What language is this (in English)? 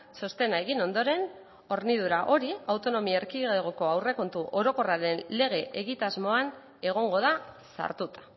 Basque